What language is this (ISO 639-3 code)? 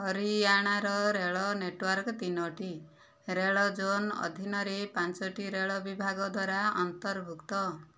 ori